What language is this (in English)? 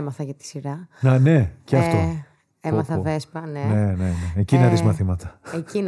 Greek